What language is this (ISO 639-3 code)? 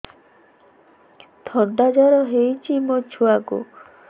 ori